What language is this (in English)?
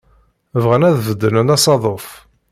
Kabyle